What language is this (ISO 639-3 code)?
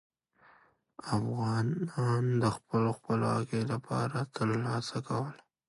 pus